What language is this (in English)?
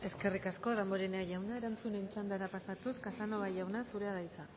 Basque